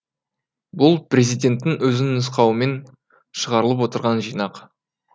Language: Kazakh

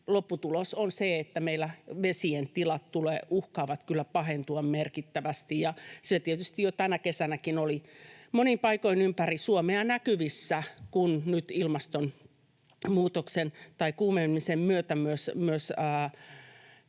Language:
Finnish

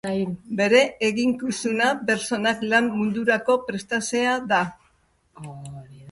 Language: Basque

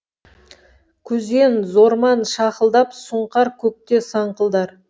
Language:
Kazakh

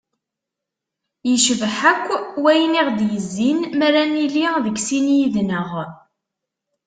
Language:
Kabyle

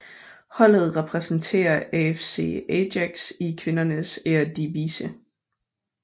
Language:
Danish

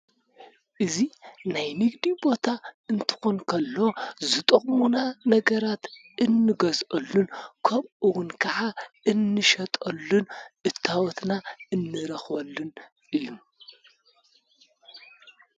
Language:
Tigrinya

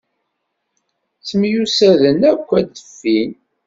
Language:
Kabyle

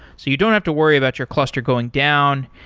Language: English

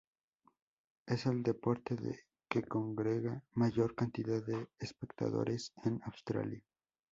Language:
Spanish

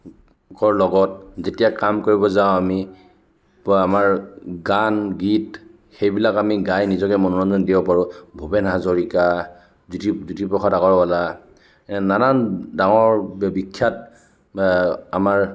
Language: Assamese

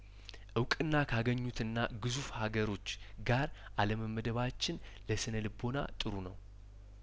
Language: Amharic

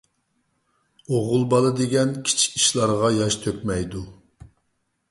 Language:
Uyghur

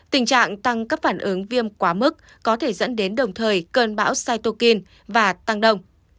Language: Vietnamese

